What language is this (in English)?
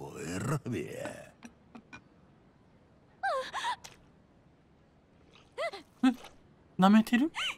Japanese